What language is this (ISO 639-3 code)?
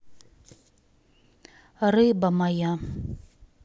rus